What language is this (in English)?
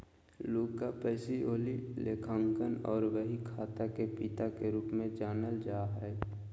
Magahi